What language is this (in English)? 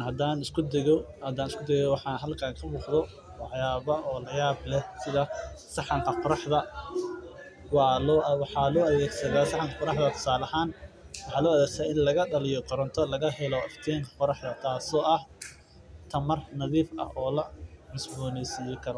Somali